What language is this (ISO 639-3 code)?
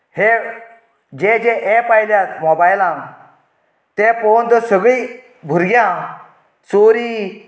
kok